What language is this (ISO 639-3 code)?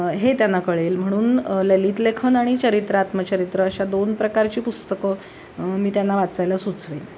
mar